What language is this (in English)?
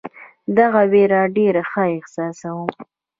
Pashto